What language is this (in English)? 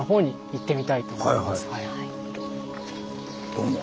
Japanese